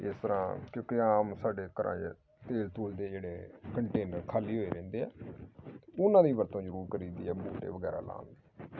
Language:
Punjabi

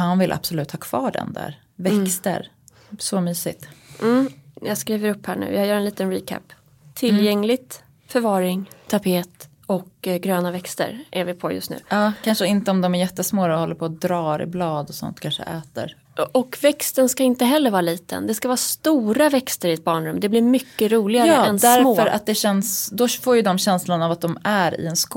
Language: Swedish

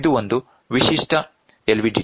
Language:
Kannada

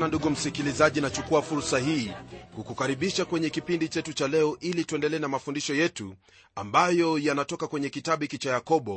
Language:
Swahili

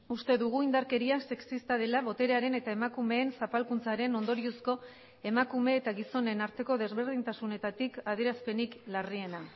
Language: Basque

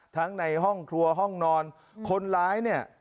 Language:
Thai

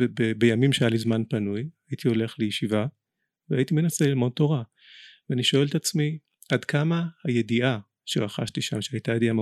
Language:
Hebrew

